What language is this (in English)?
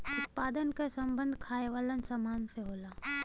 Bhojpuri